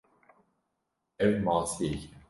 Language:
Kurdish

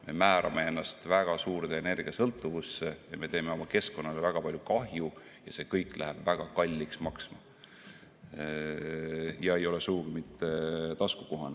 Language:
Estonian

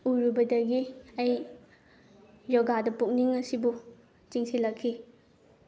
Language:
Manipuri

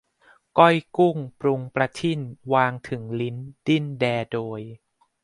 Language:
Thai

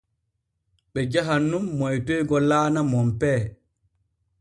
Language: Borgu Fulfulde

